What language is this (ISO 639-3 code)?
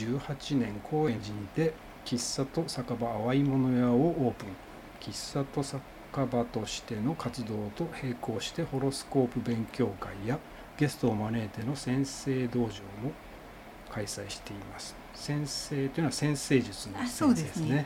jpn